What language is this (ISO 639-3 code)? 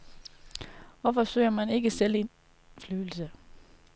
dan